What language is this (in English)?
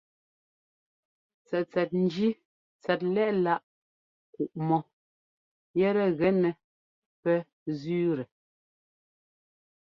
Ngomba